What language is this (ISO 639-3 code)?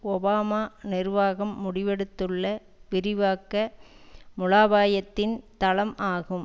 tam